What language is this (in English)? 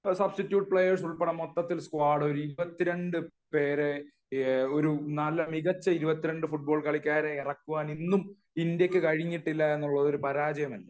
Malayalam